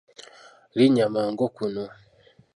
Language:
Ganda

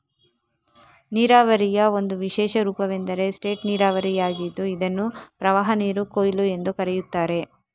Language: Kannada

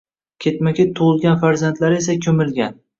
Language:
Uzbek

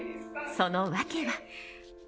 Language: Japanese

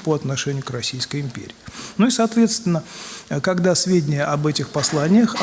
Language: Russian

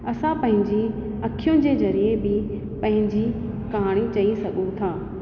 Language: Sindhi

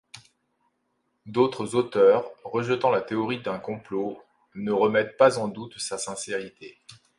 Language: French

